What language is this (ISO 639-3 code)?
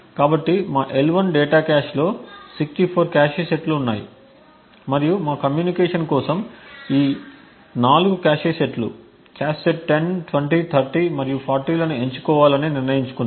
tel